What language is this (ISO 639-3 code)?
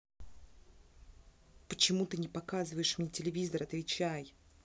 rus